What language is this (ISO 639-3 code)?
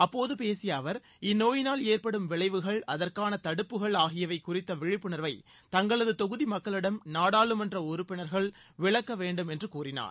tam